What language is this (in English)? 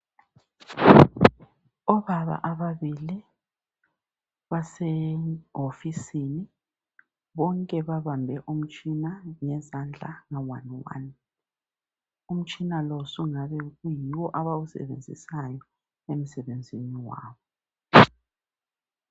North Ndebele